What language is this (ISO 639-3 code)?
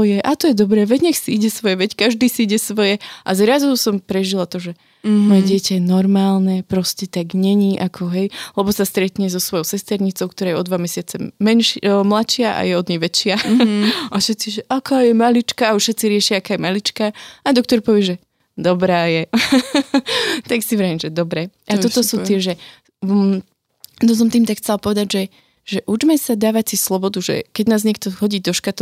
slk